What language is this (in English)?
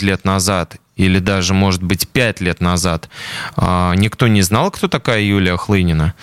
Russian